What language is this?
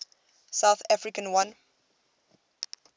English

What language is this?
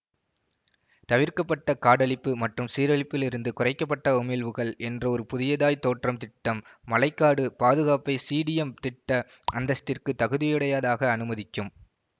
Tamil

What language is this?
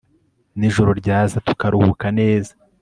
Kinyarwanda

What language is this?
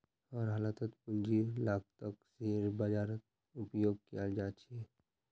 Magahi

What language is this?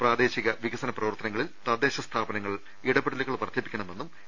Malayalam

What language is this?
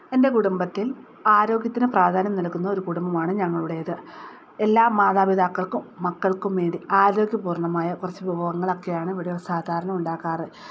Malayalam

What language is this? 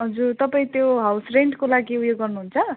Nepali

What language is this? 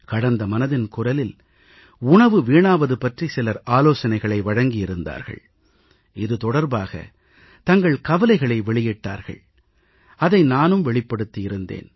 Tamil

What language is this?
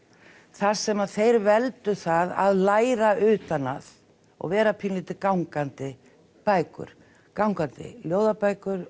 Icelandic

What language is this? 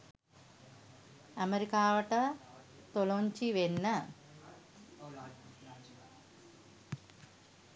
Sinhala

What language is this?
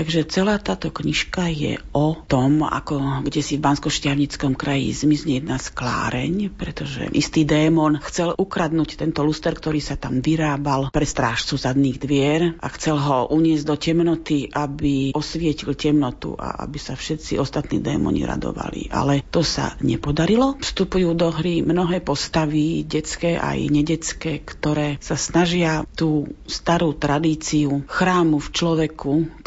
Slovak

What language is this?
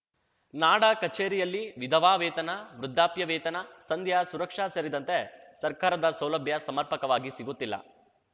Kannada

